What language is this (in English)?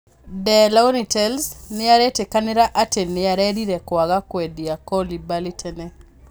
Kikuyu